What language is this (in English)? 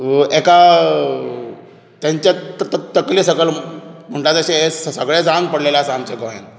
Konkani